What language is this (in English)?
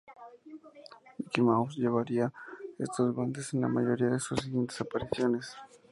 Spanish